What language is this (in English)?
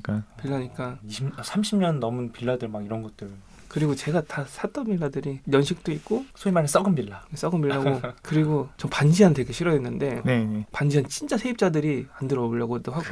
Korean